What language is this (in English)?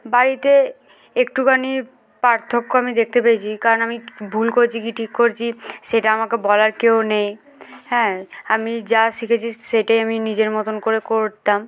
Bangla